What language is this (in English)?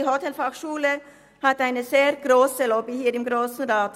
Swiss German